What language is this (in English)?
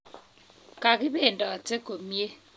Kalenjin